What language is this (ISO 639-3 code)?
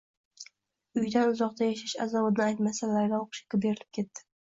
uzb